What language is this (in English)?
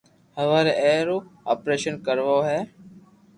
Loarki